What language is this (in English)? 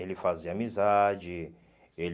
Portuguese